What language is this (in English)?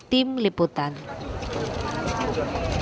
Indonesian